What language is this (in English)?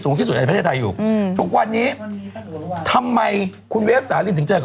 Thai